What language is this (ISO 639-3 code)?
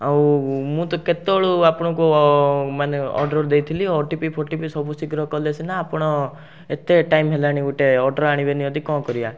ori